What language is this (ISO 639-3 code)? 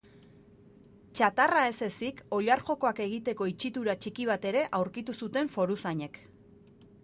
eus